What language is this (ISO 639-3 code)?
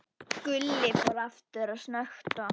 isl